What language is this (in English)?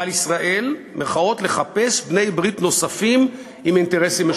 Hebrew